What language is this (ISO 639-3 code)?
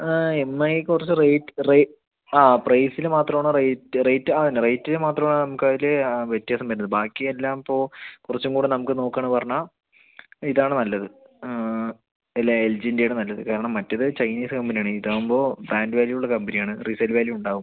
mal